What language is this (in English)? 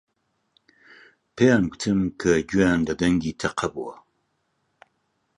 Central Kurdish